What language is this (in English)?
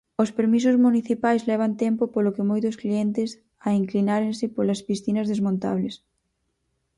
Galician